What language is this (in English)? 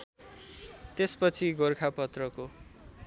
Nepali